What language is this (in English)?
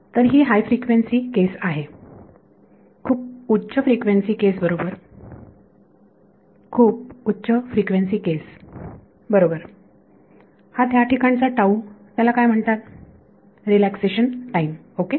Marathi